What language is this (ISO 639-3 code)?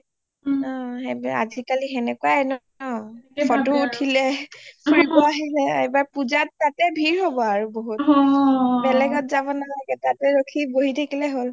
asm